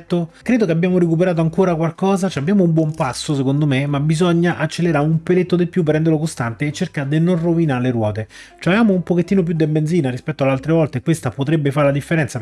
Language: Italian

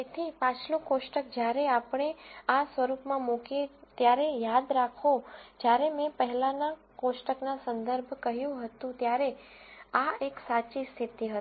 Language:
Gujarati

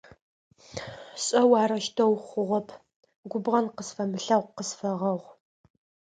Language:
Adyghe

